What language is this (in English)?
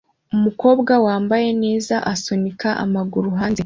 Kinyarwanda